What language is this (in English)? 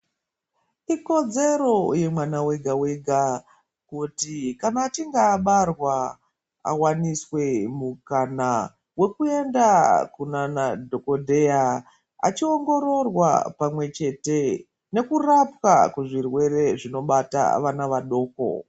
Ndau